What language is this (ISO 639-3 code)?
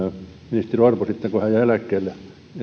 fin